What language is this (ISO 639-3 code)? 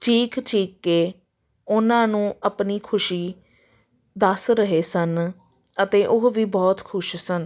pan